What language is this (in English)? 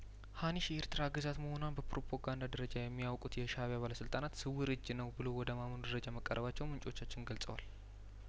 Amharic